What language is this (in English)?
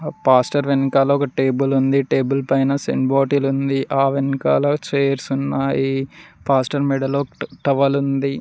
Telugu